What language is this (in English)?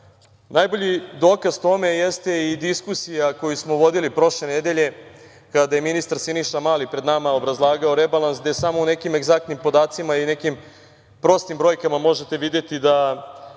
Serbian